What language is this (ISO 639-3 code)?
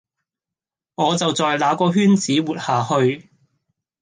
yue